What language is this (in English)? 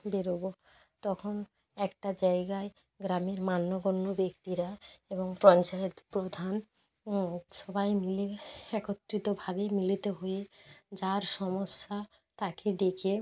Bangla